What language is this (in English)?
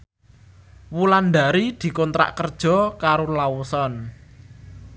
Javanese